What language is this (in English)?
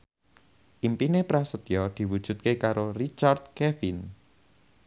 Javanese